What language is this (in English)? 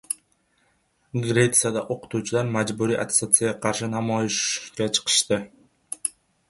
Uzbek